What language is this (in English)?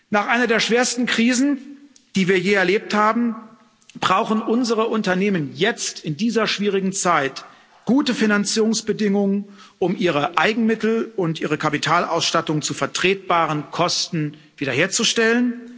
German